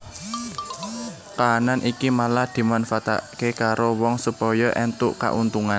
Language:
Javanese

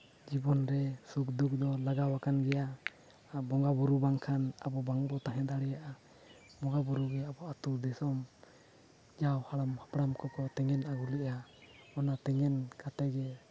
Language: Santali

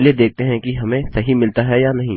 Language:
Hindi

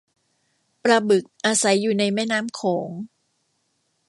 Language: Thai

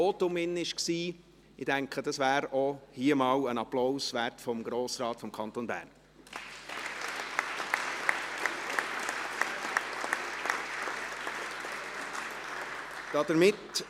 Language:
Swiss German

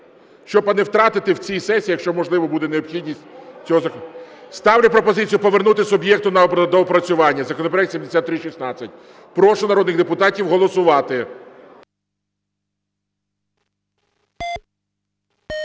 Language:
Ukrainian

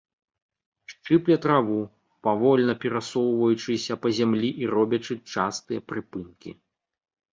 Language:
Belarusian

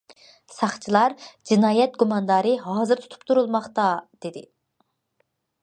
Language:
Uyghur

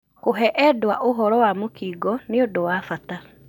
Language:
Kikuyu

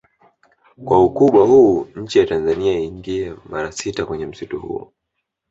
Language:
Swahili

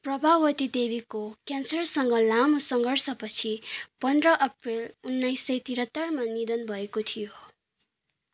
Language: Nepali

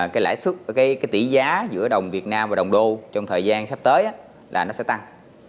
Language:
Vietnamese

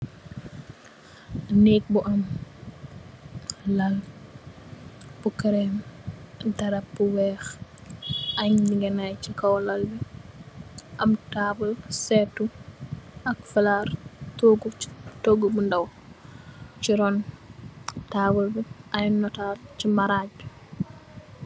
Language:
Wolof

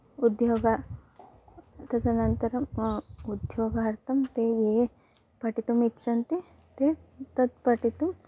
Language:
Sanskrit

